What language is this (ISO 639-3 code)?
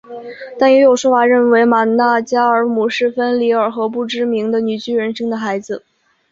zho